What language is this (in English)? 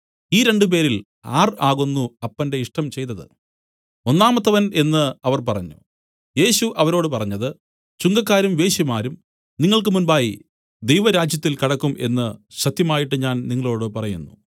Malayalam